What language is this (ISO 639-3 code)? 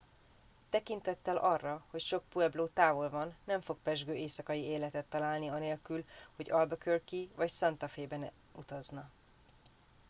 hun